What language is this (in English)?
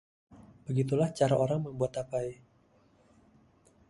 Indonesian